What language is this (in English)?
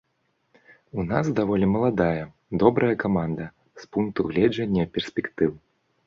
Belarusian